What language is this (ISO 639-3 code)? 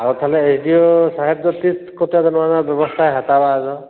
sat